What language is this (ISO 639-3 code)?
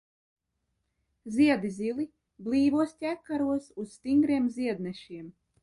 lav